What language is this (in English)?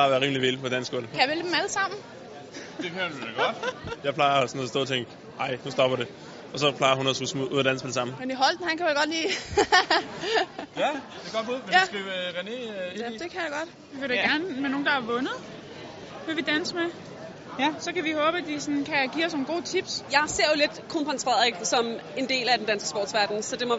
Danish